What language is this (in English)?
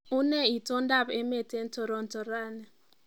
Kalenjin